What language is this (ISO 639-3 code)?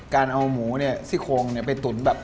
tha